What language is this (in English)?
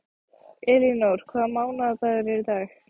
Icelandic